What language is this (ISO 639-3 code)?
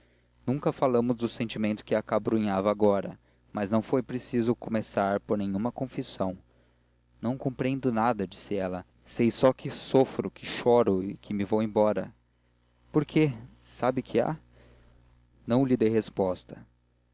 por